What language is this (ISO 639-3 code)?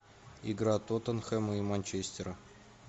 rus